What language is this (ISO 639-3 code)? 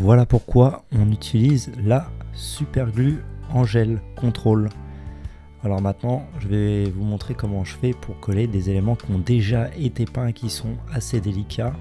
fra